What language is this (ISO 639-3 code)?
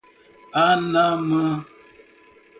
por